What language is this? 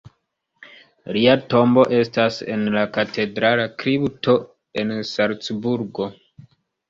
Esperanto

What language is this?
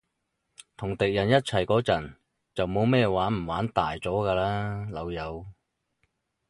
Cantonese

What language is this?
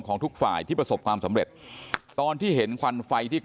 Thai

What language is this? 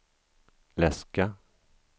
Swedish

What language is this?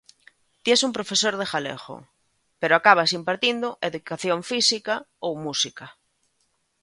Galician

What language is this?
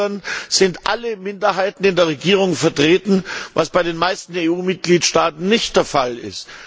German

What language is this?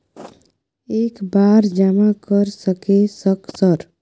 Maithili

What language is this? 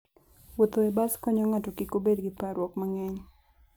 Luo (Kenya and Tanzania)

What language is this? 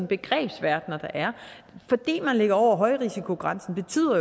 Danish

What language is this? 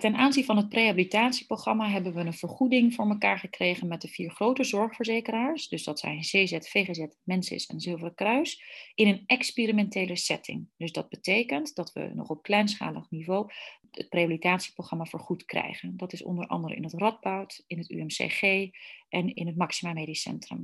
Dutch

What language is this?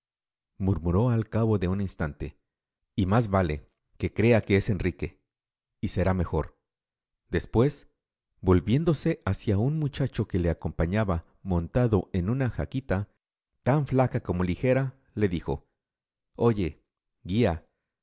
Spanish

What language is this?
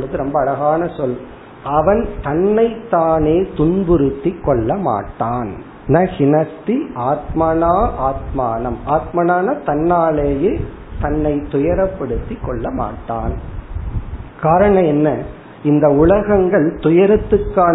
Tamil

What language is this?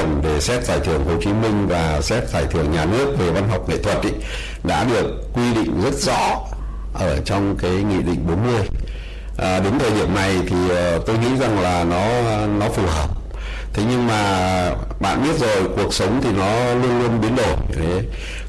Vietnamese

